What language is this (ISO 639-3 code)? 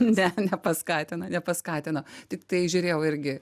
lit